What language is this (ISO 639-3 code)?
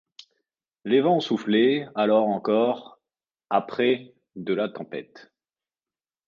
fra